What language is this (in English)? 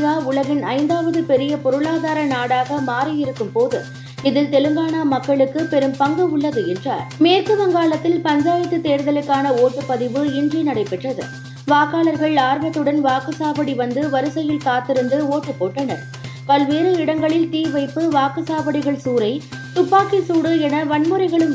Tamil